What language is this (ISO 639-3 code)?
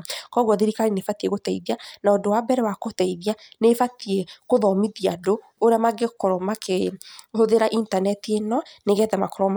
kik